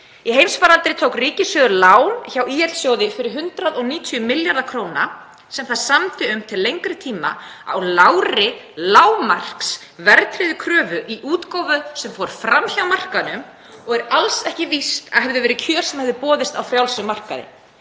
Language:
Icelandic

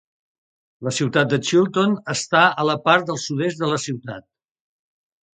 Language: Catalan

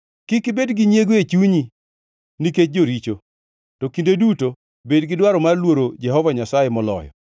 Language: Luo (Kenya and Tanzania)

